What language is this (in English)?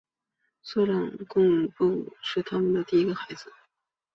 Chinese